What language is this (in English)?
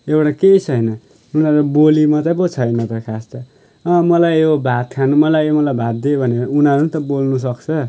Nepali